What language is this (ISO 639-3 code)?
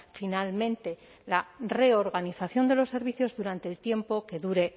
spa